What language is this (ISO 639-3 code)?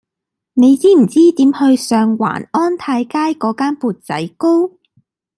yue